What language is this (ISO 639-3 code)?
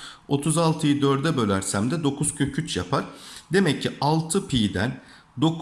tur